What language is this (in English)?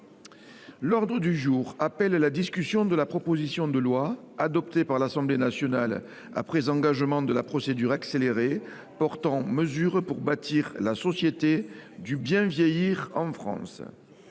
French